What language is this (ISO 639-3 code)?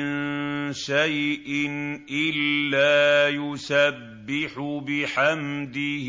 ara